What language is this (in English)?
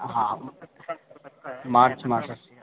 Sanskrit